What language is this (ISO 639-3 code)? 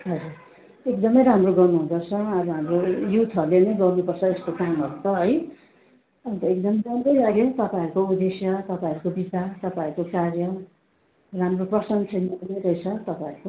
nep